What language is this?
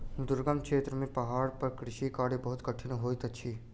Maithili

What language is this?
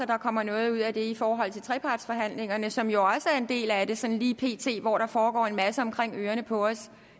Danish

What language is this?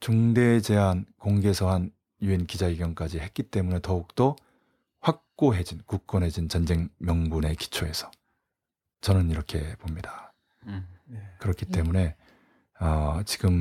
Korean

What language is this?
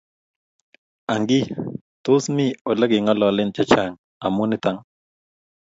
Kalenjin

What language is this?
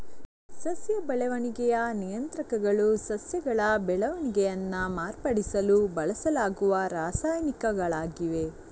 Kannada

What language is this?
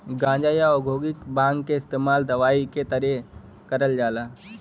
Bhojpuri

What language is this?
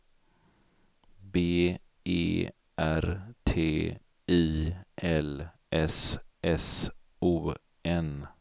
Swedish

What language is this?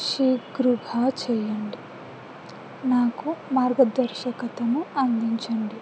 Telugu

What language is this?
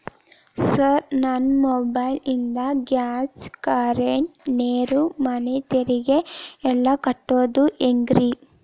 Kannada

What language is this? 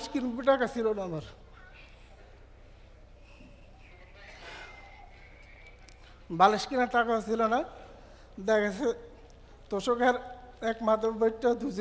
Arabic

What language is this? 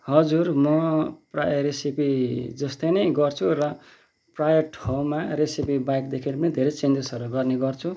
Nepali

